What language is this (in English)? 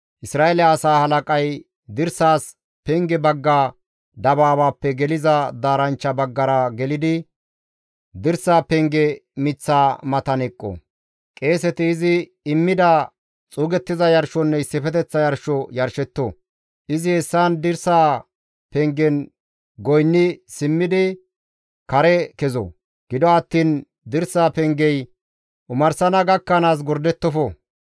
Gamo